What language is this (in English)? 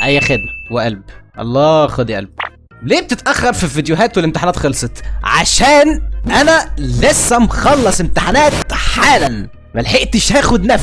Arabic